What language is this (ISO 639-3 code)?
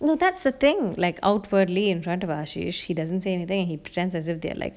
eng